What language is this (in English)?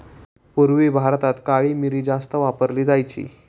Marathi